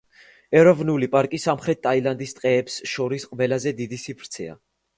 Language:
Georgian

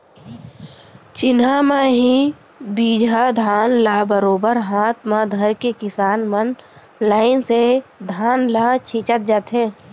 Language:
Chhattisgarhi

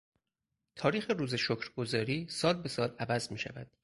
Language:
Persian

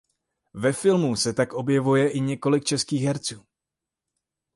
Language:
Czech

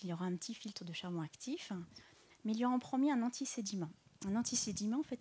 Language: French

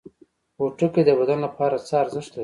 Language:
Pashto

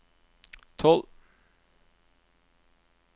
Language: Norwegian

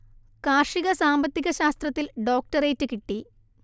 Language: Malayalam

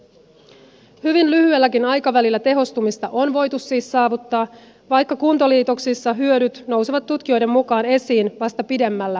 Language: Finnish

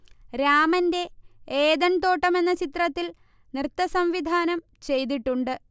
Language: Malayalam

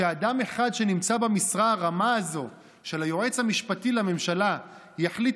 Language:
Hebrew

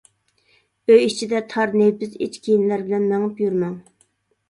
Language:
Uyghur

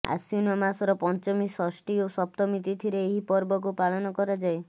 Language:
Odia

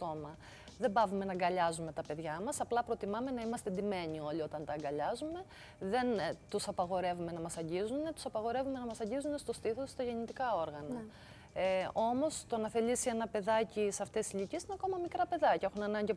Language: Greek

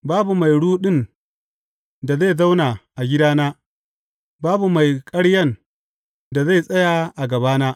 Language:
Hausa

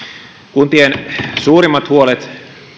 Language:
Finnish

